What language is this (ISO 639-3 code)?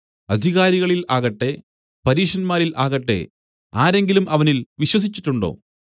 mal